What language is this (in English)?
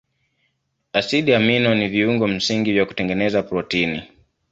Swahili